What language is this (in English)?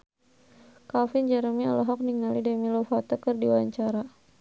Sundanese